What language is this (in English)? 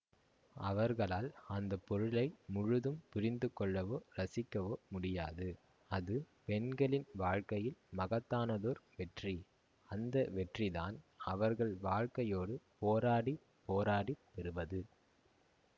Tamil